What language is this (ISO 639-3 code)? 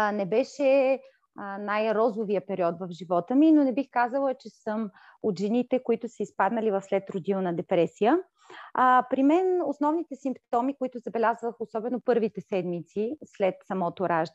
bul